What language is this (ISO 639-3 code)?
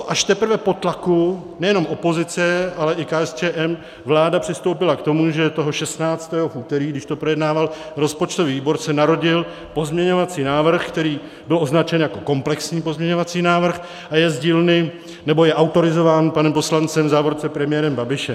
ces